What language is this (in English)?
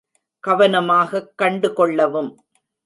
Tamil